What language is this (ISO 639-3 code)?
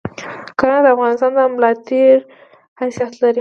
pus